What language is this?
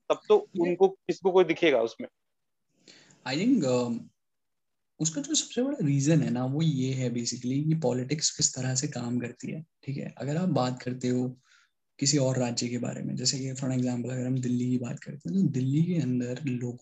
Hindi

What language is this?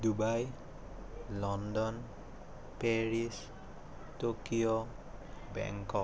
Assamese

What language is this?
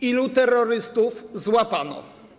Polish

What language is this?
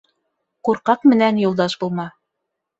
Bashkir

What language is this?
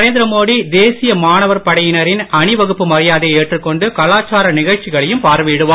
Tamil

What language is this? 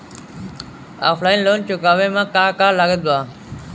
Bhojpuri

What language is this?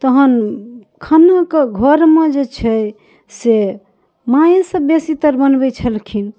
Maithili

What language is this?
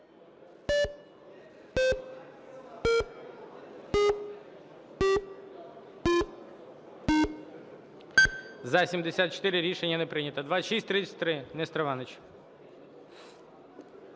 Ukrainian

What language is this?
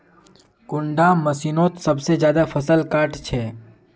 Magahi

